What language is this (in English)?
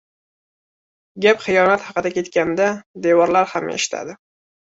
Uzbek